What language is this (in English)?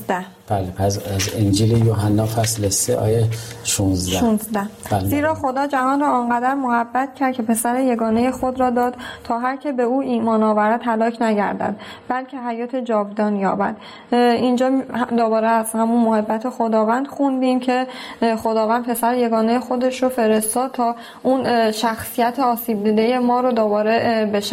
Persian